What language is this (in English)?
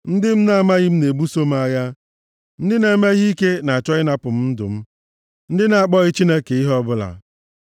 Igbo